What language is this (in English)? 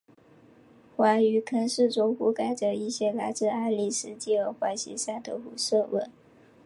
Chinese